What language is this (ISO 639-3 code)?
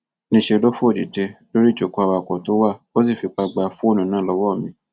yor